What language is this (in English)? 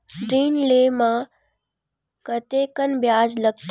Chhattisgarhi